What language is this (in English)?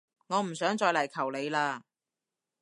Cantonese